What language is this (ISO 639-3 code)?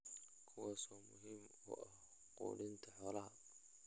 som